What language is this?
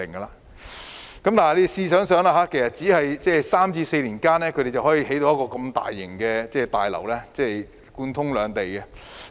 Cantonese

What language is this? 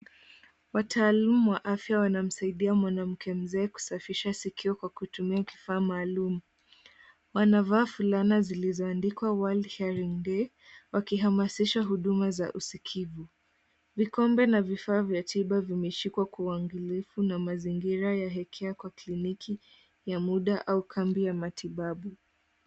Swahili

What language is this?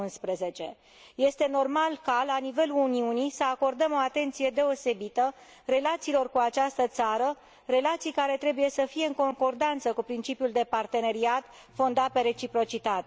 Romanian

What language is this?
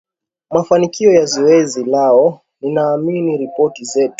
Swahili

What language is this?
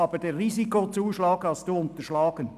Swiss German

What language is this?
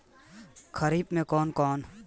Bhojpuri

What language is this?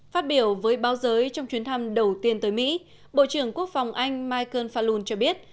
Vietnamese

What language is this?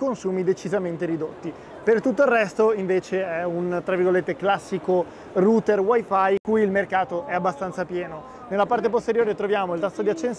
Italian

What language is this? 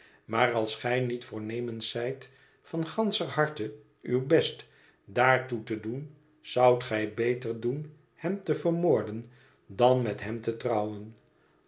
Dutch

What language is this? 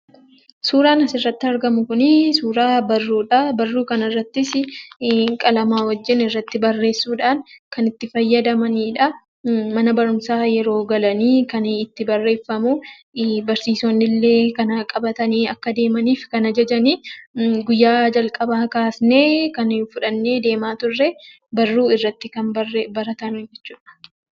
Oromo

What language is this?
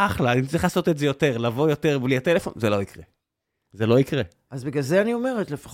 Hebrew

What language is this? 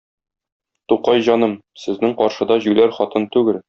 Tatar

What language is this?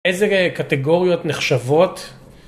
Hebrew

